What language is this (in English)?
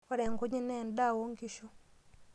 Masai